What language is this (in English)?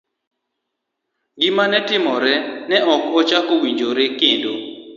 Luo (Kenya and Tanzania)